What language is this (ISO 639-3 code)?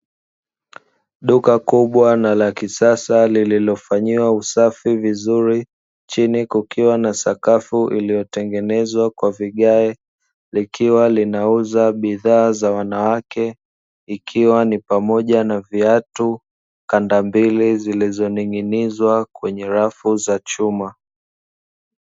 swa